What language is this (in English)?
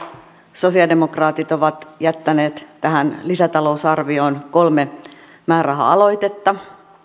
Finnish